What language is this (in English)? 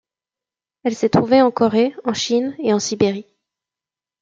French